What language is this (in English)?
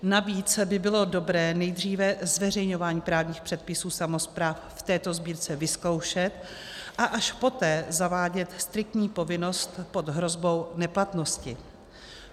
Czech